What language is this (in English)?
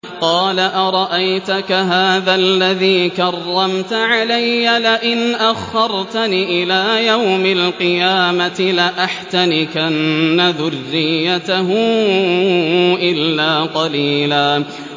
Arabic